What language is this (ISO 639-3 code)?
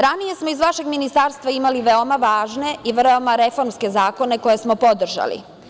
srp